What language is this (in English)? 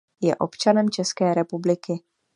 Czech